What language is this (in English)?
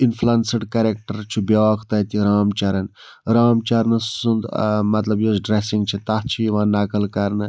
Kashmiri